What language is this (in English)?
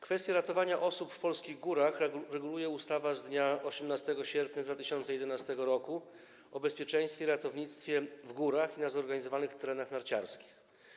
Polish